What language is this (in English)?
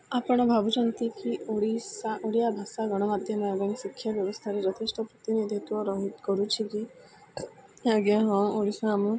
Odia